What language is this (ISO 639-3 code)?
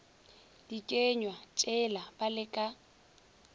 nso